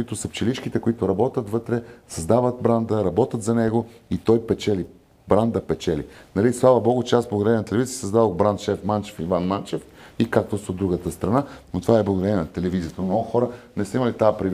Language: Bulgarian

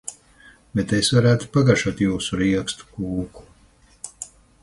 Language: Latvian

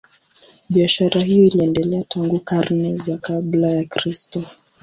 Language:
Swahili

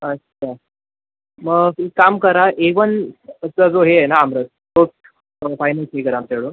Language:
Marathi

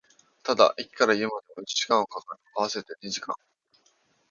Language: Japanese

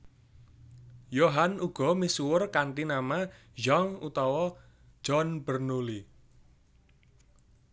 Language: Javanese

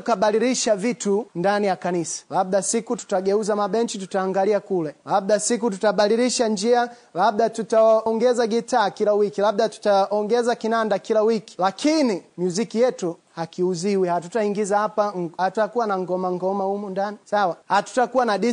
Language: Swahili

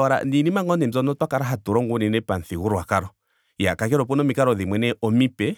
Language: Ndonga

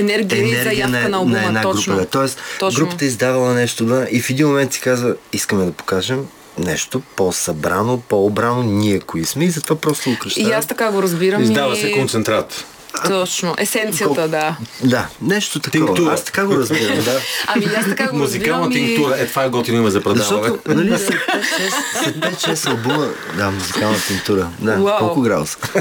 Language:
Bulgarian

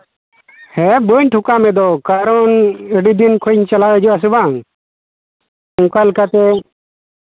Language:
Santali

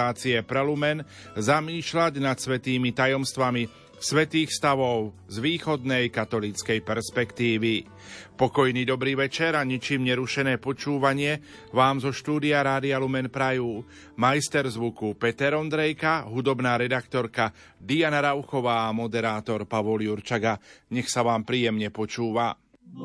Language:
Slovak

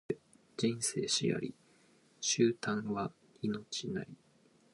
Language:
Japanese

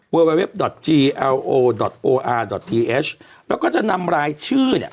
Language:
Thai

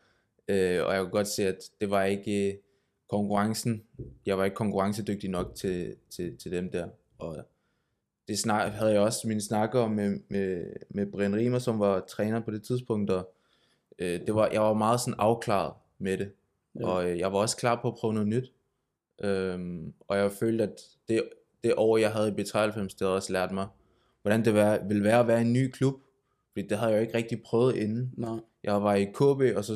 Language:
Danish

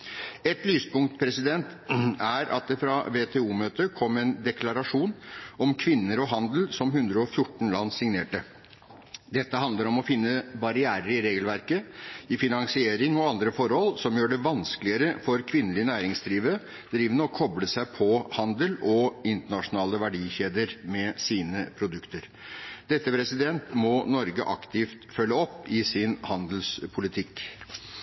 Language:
Norwegian Bokmål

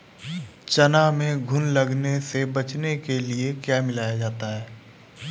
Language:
Hindi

